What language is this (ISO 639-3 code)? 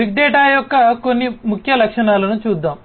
tel